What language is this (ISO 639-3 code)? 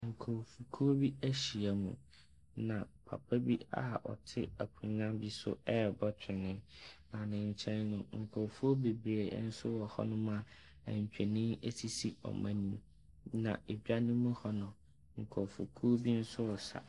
aka